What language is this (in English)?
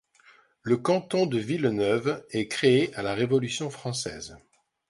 French